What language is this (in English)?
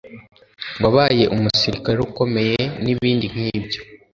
Kinyarwanda